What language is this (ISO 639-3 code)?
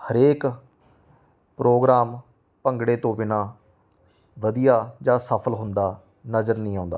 pan